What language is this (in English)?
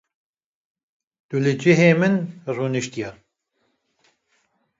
Kurdish